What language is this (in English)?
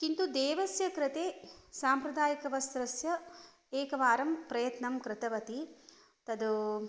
Sanskrit